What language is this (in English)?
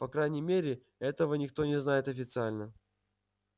Russian